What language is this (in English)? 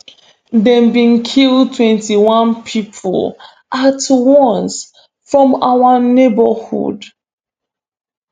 Nigerian Pidgin